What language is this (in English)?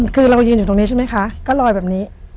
Thai